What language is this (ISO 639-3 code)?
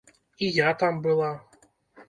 bel